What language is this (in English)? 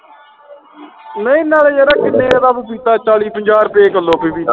Punjabi